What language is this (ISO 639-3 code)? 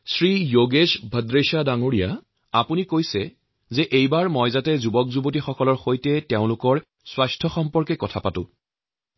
asm